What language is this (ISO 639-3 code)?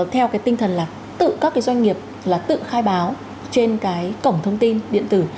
vie